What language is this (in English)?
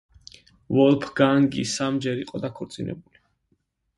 Georgian